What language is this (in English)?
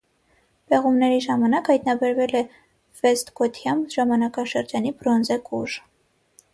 Armenian